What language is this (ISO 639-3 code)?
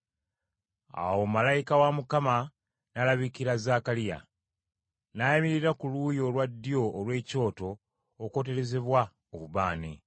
lug